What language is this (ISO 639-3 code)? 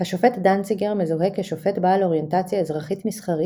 heb